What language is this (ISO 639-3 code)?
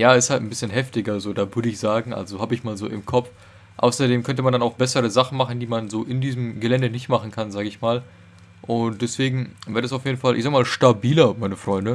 deu